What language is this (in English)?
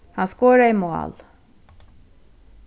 Faroese